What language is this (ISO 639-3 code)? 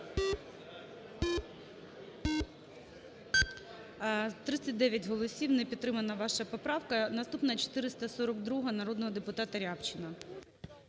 ukr